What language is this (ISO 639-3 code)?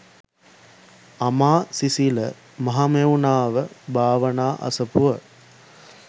sin